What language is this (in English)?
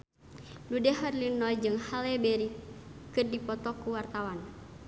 Sundanese